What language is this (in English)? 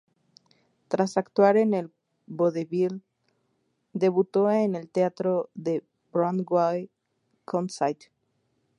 Spanish